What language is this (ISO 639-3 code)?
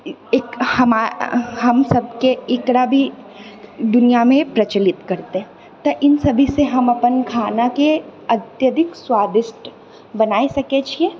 mai